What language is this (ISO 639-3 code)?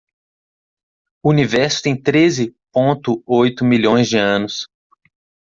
por